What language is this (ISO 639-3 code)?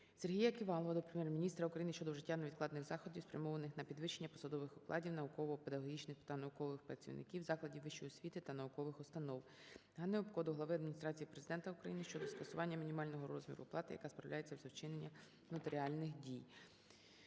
ukr